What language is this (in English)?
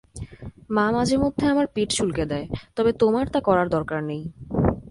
Bangla